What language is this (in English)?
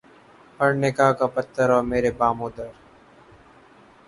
Urdu